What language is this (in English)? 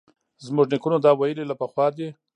Pashto